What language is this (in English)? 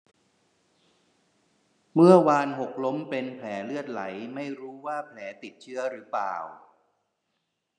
Thai